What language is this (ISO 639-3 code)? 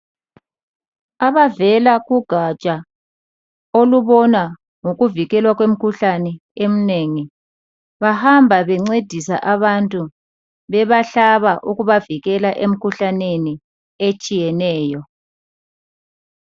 nde